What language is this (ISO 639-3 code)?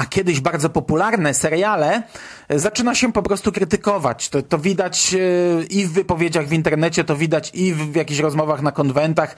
pol